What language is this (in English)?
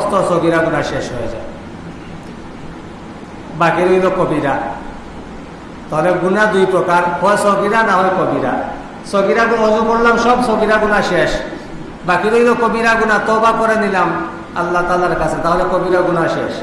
Bangla